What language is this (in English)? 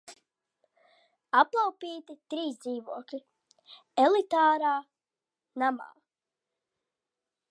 Latvian